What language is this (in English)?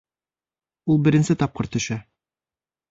Bashkir